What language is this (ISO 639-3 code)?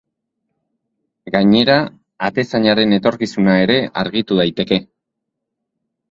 eus